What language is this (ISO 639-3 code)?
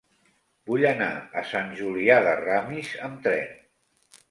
cat